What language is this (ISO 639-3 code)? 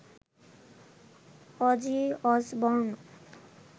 ben